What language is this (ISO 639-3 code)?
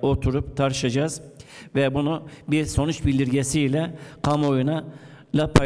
tur